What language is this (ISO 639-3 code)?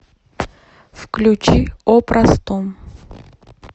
rus